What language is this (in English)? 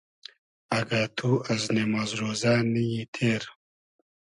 Hazaragi